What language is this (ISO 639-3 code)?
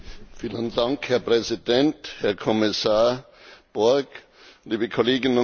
deu